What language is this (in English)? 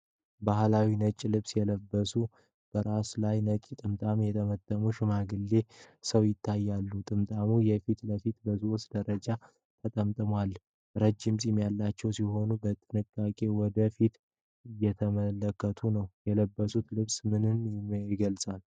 Amharic